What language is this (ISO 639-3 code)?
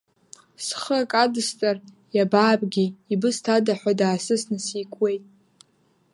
abk